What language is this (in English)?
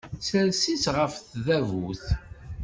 Kabyle